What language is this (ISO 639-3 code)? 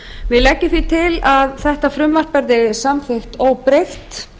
isl